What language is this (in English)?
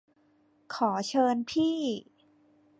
Thai